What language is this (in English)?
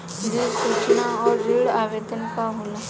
Bhojpuri